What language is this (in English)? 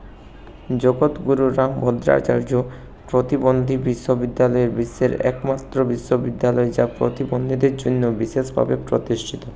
Bangla